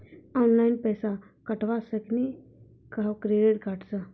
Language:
Maithili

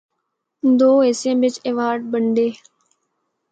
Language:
Northern Hindko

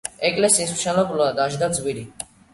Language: Georgian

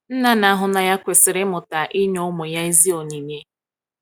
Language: Igbo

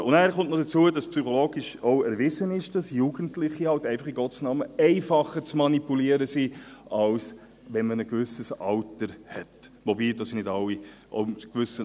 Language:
Swiss German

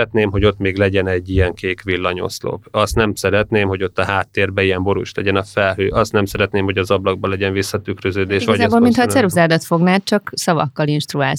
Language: Hungarian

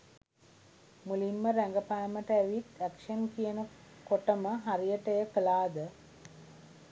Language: Sinhala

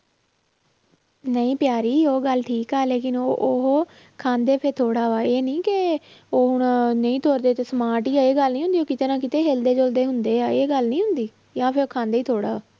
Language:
Punjabi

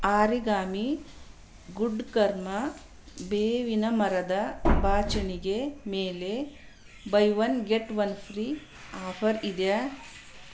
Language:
Kannada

